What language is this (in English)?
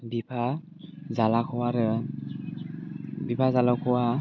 Bodo